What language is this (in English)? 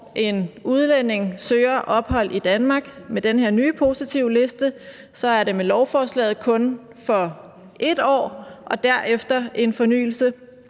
Danish